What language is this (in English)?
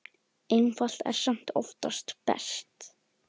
Icelandic